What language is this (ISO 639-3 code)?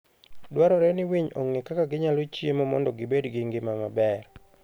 luo